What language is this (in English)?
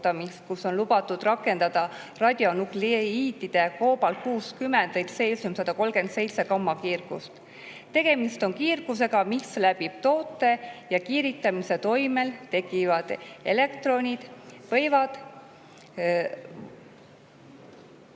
Estonian